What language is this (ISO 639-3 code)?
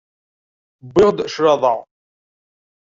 kab